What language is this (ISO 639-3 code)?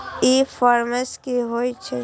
mai